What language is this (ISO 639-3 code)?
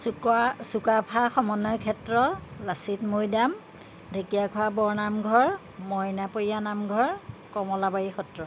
asm